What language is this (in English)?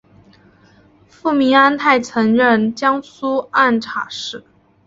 Chinese